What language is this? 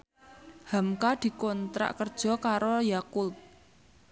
Javanese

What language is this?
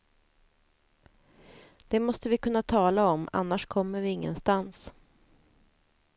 Swedish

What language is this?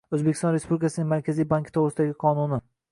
Uzbek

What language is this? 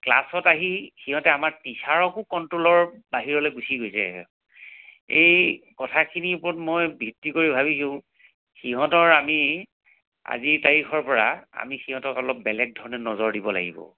Assamese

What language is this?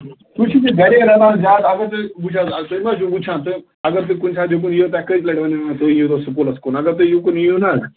Kashmiri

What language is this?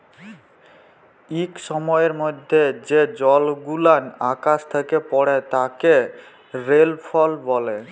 Bangla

